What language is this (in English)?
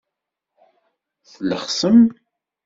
Kabyle